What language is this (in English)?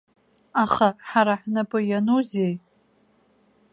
Abkhazian